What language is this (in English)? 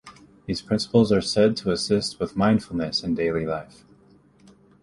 English